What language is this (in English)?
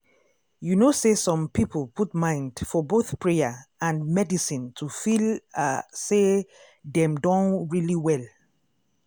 Nigerian Pidgin